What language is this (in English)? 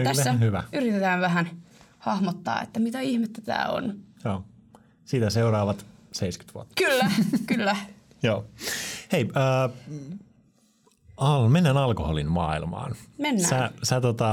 Finnish